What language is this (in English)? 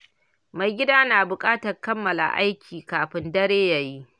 Hausa